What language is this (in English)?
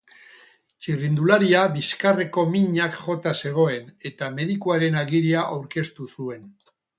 Basque